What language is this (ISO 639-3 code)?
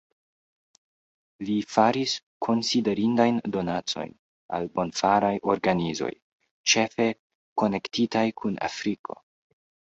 epo